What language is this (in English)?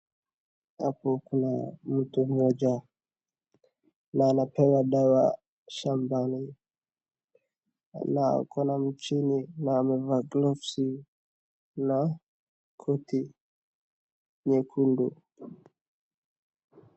Swahili